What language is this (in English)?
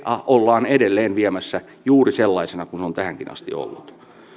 Finnish